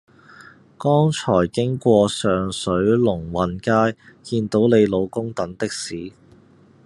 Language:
Cantonese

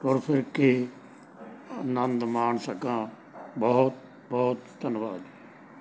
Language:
Punjabi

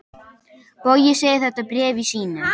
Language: Icelandic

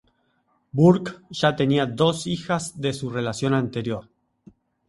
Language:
Spanish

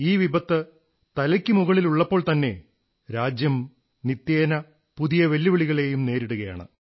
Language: Malayalam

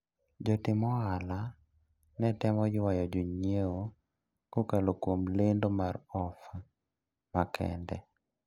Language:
Luo (Kenya and Tanzania)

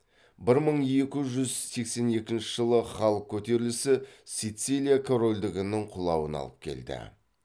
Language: Kazakh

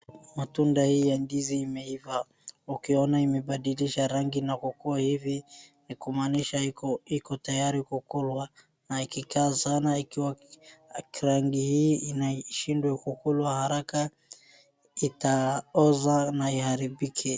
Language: Swahili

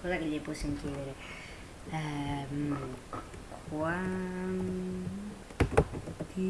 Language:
Italian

